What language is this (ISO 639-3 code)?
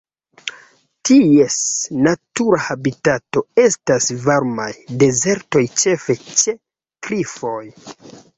epo